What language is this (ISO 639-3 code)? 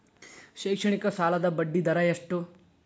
kan